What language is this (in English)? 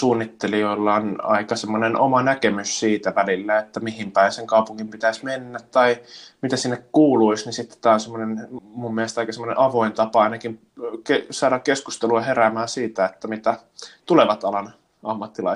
Finnish